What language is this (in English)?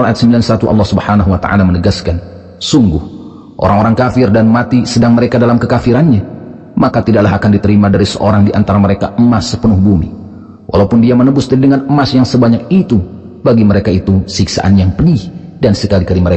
Indonesian